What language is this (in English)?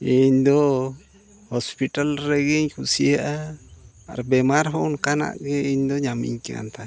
Santali